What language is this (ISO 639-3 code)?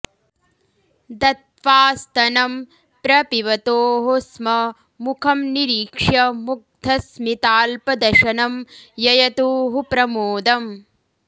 san